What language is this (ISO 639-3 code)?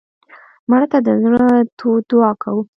pus